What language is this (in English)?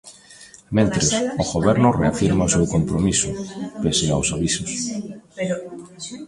Galician